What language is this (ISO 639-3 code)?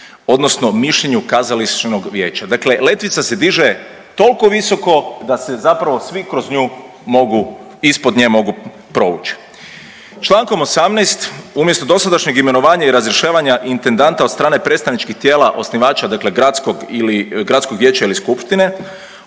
hrv